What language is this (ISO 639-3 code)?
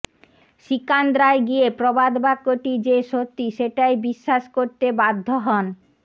ben